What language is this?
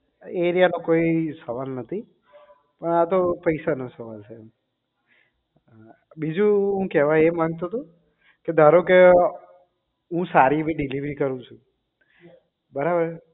Gujarati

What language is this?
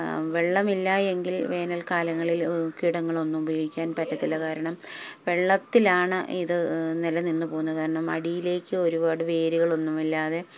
Malayalam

